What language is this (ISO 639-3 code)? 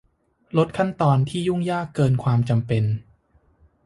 tha